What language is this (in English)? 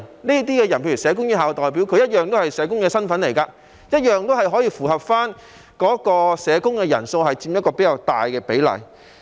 Cantonese